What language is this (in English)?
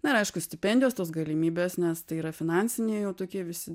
Lithuanian